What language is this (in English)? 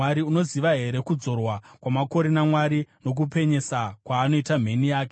Shona